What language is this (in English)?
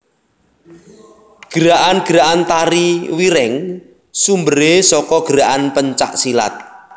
Javanese